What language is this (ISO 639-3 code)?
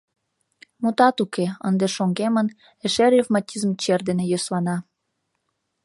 chm